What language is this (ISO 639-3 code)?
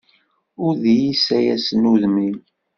kab